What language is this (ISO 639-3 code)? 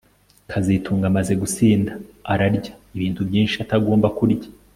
kin